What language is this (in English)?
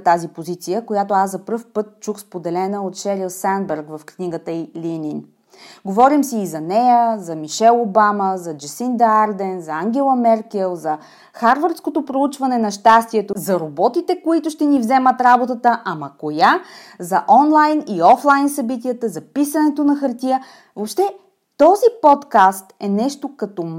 Bulgarian